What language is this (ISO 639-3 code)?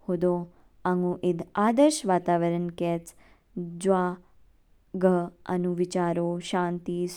kfk